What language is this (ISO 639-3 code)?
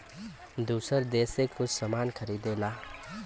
bho